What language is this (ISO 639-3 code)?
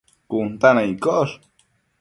mcf